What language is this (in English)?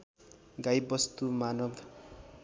Nepali